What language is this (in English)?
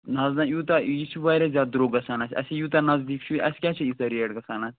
Kashmiri